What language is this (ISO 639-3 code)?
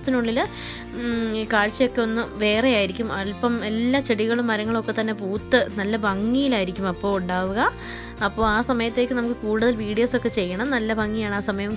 vie